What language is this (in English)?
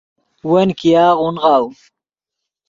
Yidgha